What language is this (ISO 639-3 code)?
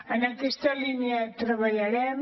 cat